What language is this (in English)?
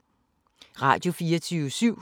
Danish